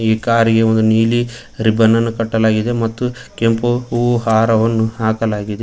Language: Kannada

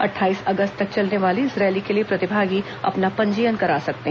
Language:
Hindi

